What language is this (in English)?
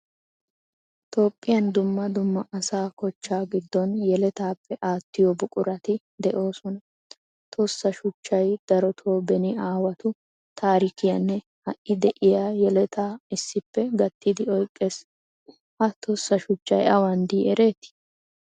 Wolaytta